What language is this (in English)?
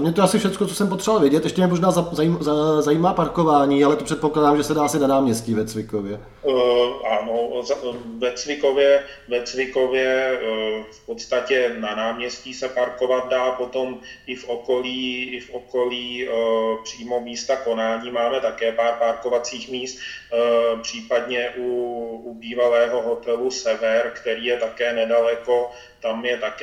Czech